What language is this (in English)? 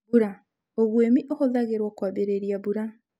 Kikuyu